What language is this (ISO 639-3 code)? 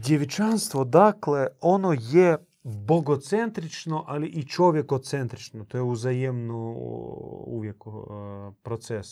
hrv